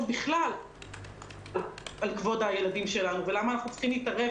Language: Hebrew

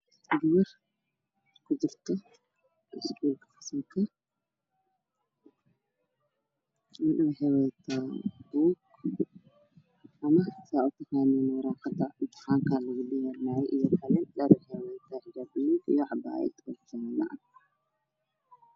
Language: Somali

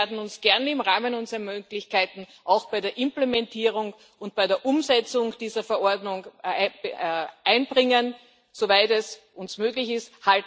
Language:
German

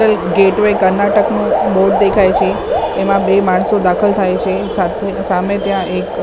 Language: Gujarati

